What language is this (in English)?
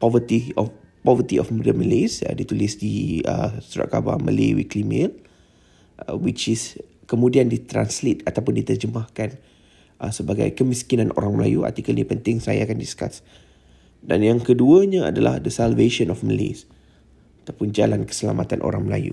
Malay